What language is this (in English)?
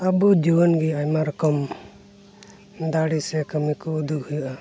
Santali